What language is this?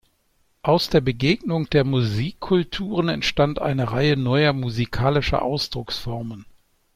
German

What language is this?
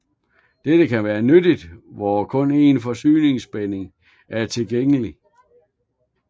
Danish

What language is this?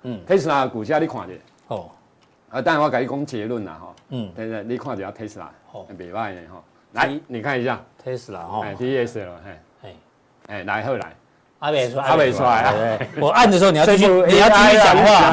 Chinese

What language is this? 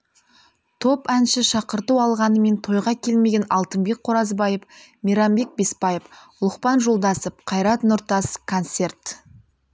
Kazakh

